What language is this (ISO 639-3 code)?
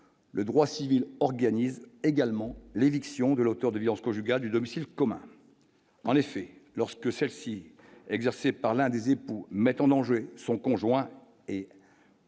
fra